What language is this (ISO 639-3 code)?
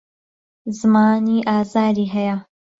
ckb